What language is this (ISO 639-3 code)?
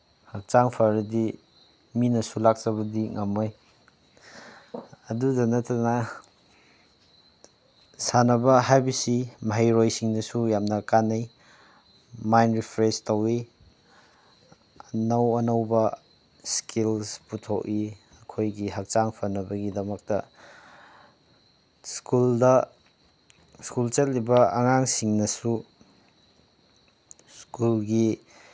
mni